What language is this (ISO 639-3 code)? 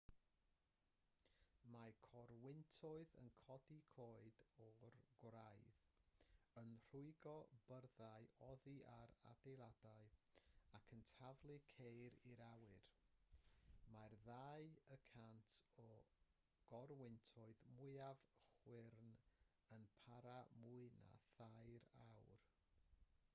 cym